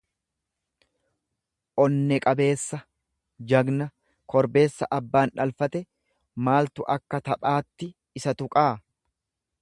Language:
Oromo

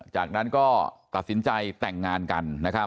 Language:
Thai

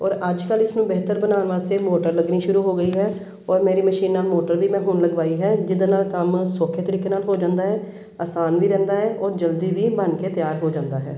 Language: Punjabi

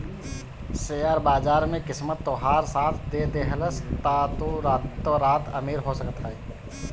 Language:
Bhojpuri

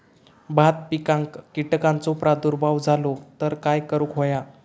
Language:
Marathi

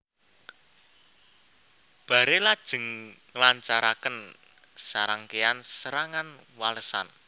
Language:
Javanese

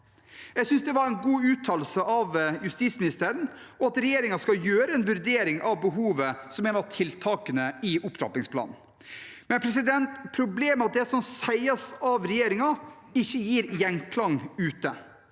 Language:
Norwegian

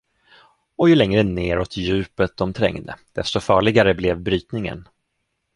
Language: Swedish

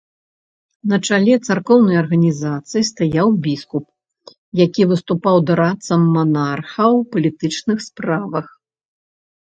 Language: Belarusian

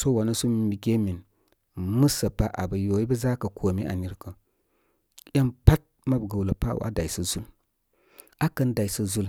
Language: Koma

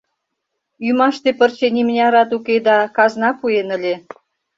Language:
Mari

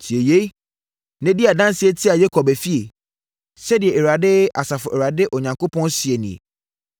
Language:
Akan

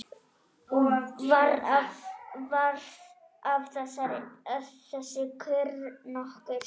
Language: Icelandic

